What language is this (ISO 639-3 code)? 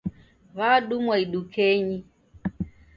dav